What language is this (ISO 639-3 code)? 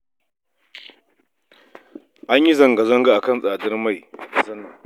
hau